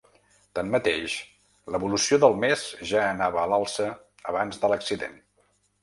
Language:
Catalan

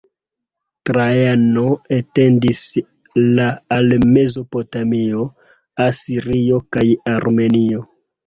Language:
Esperanto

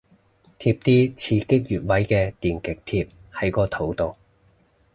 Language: Cantonese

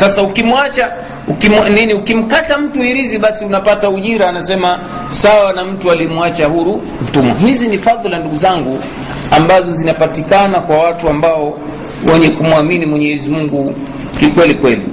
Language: Swahili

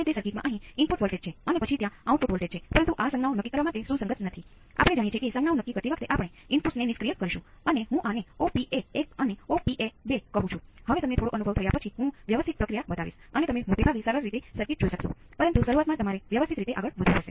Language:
Gujarati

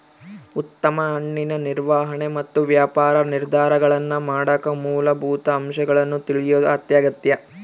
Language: Kannada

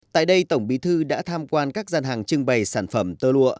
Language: Vietnamese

